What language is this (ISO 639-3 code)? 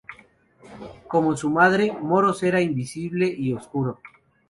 spa